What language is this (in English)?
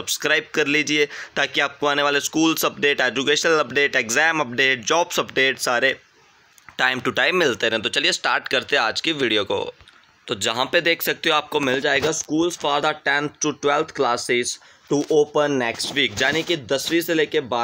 Hindi